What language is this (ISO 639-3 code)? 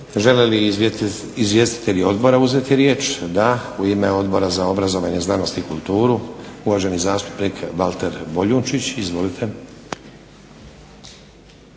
hrv